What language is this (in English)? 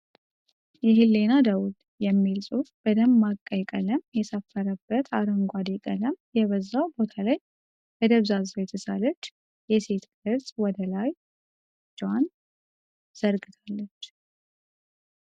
Amharic